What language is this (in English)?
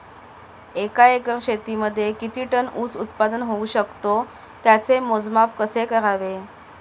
Marathi